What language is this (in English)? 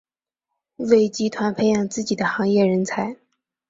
Chinese